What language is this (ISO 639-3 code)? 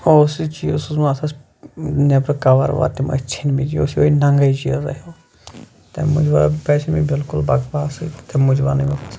kas